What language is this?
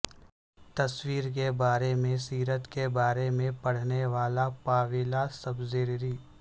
Urdu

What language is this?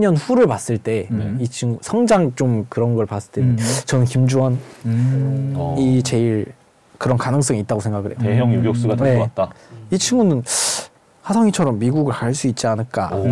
Korean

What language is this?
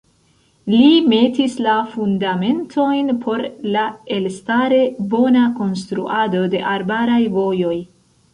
Esperanto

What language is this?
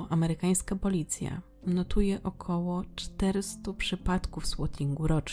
Polish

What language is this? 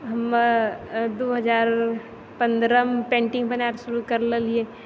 Maithili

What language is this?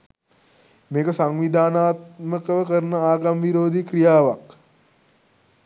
Sinhala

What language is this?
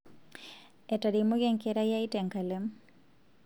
Masai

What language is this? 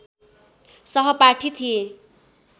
Nepali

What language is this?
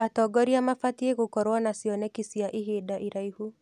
Kikuyu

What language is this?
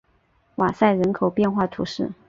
Chinese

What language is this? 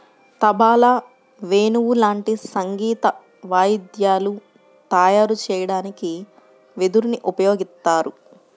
Telugu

